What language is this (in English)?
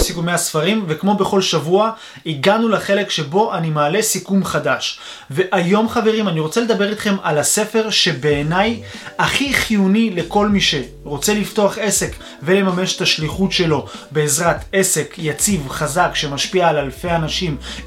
Hebrew